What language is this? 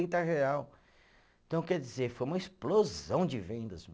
Portuguese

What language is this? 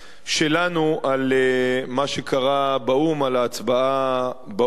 Hebrew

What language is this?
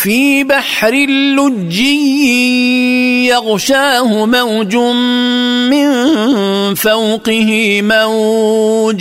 Arabic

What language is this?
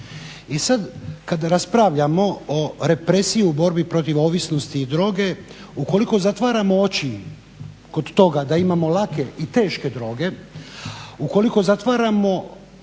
Croatian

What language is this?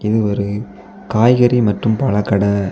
Tamil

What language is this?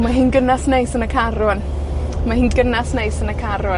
Welsh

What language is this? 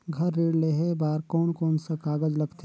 Chhattisgarhi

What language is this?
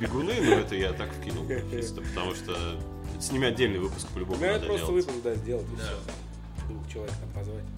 Russian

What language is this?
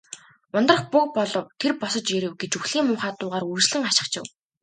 Mongolian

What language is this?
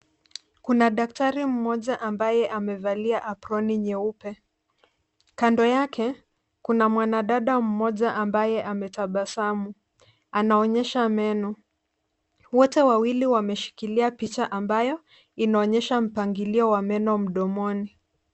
Swahili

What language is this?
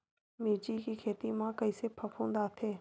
Chhattisgarhi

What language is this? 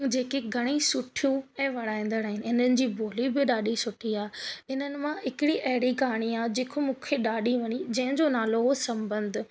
Sindhi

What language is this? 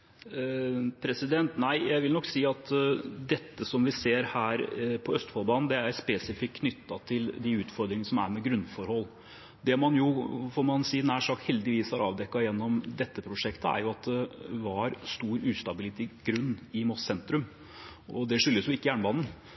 Norwegian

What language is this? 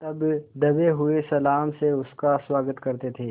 Hindi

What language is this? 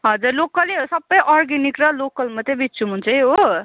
Nepali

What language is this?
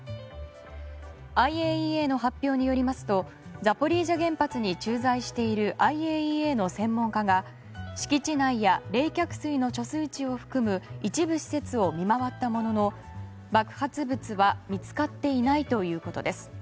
Japanese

